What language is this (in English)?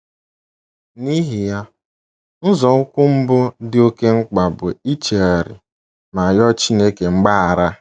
Igbo